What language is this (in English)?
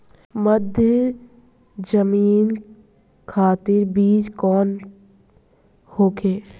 Bhojpuri